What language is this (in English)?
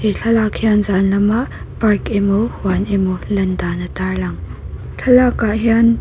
Mizo